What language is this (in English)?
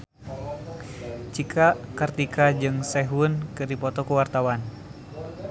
Sundanese